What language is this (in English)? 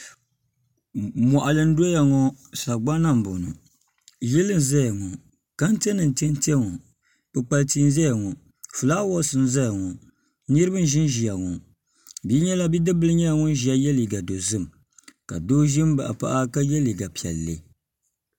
Dagbani